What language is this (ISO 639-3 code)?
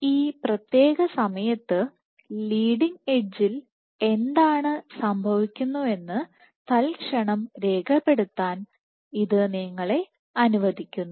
mal